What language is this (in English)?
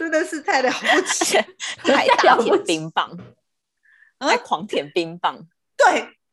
Chinese